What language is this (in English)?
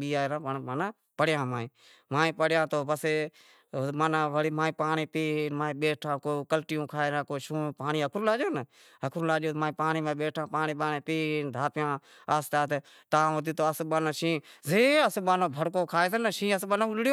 Wadiyara Koli